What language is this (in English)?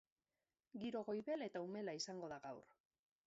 Basque